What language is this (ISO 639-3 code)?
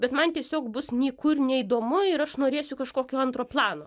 lit